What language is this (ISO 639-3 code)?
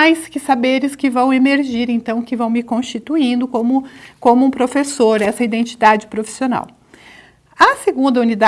por